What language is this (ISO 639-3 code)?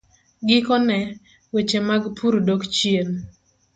luo